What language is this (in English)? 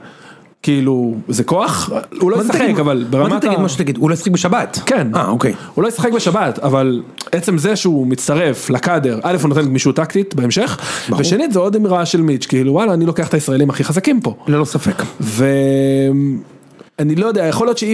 Hebrew